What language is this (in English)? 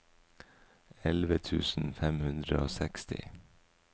Norwegian